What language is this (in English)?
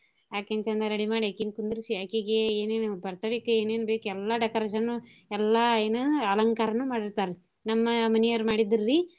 Kannada